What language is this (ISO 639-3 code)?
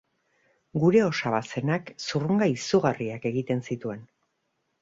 eus